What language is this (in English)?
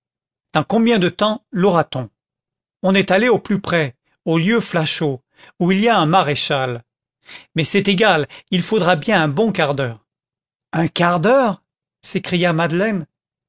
French